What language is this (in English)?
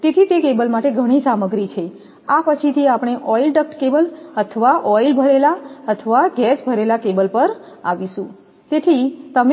Gujarati